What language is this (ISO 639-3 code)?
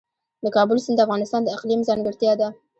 pus